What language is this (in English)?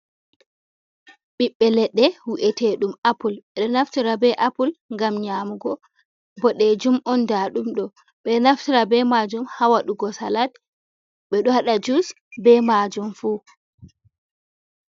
Fula